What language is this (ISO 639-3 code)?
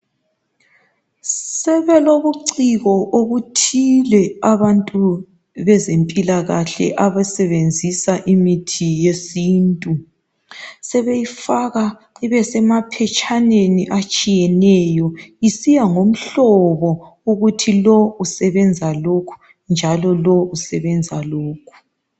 nde